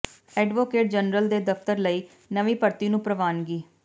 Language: Punjabi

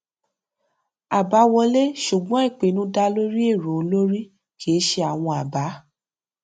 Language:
Yoruba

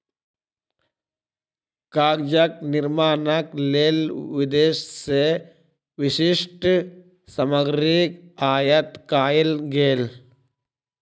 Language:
Maithili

